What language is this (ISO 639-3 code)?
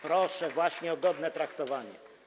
pol